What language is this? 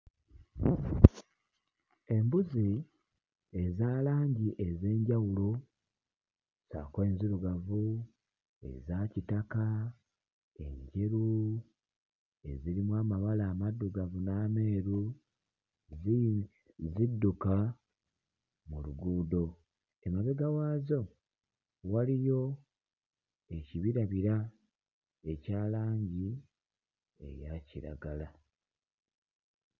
Ganda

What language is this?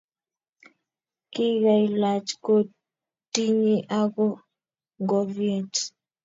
Kalenjin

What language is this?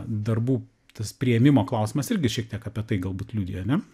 Lithuanian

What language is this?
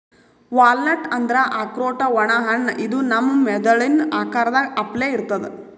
Kannada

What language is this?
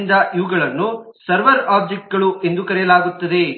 Kannada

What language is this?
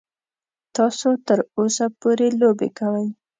Pashto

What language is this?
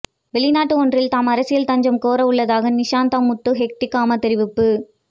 Tamil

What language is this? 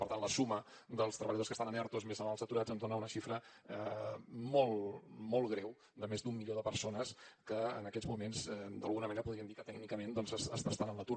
Catalan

